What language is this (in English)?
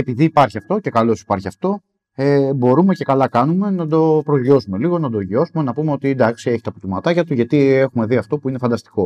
Greek